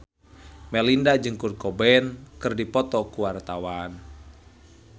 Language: Sundanese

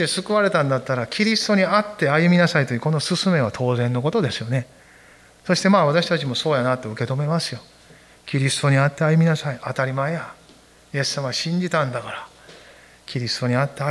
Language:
Japanese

